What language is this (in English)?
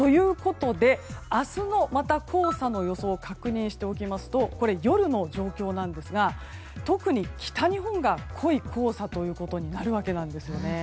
Japanese